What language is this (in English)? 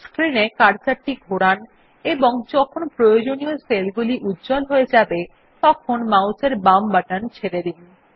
Bangla